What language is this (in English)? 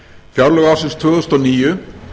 Icelandic